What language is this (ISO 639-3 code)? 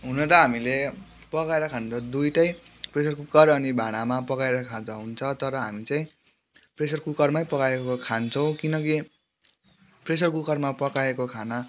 nep